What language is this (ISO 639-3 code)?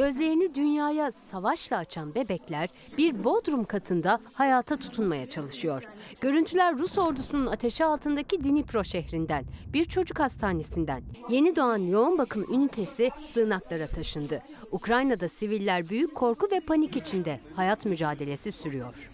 tur